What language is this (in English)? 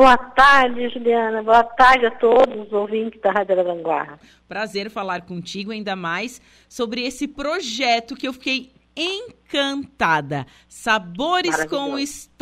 Portuguese